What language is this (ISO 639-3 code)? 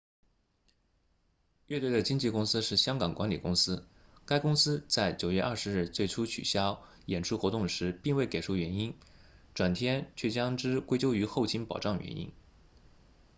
zho